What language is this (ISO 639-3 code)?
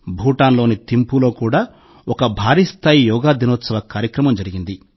tel